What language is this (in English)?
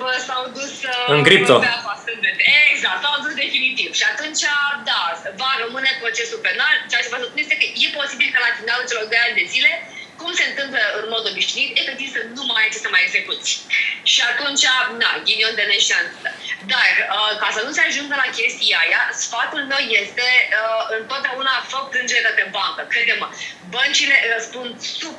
Romanian